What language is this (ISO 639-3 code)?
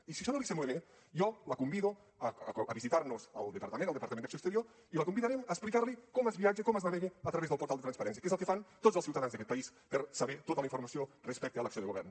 cat